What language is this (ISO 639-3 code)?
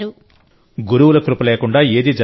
tel